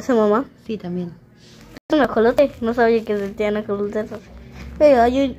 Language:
Spanish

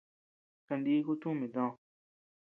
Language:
Tepeuxila Cuicatec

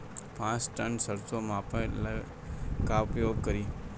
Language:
Bhojpuri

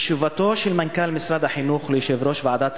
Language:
Hebrew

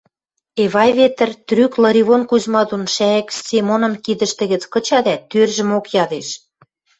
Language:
Western Mari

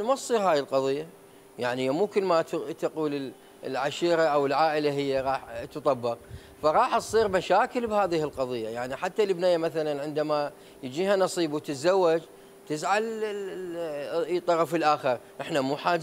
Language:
Arabic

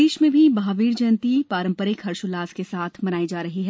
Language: Hindi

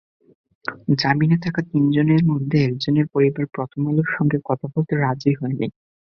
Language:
Bangla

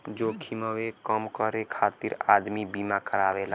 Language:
Bhojpuri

